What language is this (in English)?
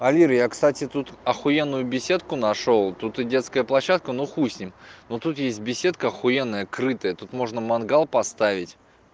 Russian